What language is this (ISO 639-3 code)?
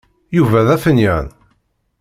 kab